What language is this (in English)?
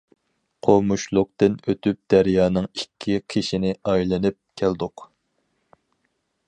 Uyghur